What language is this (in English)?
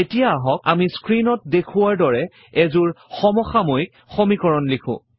Assamese